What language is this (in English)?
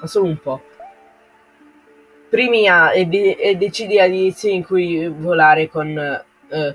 Italian